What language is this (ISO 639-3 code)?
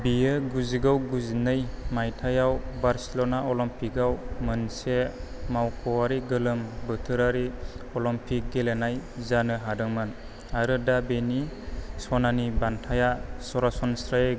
brx